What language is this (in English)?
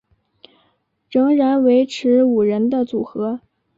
Chinese